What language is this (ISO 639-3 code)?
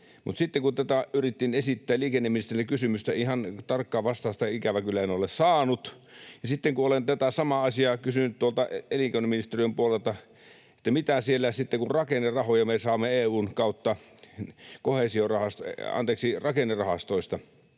fin